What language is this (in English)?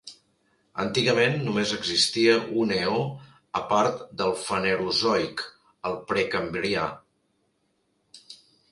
Catalan